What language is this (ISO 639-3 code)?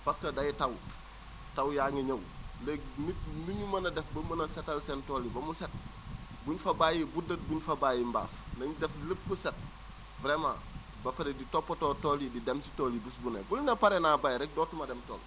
wol